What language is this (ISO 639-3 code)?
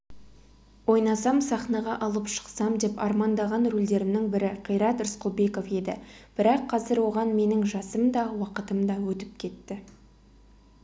kaz